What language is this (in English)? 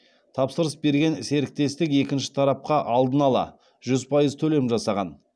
Kazakh